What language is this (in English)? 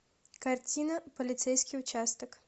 Russian